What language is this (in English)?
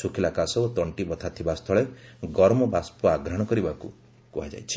Odia